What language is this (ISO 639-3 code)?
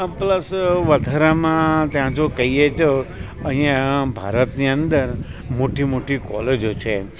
guj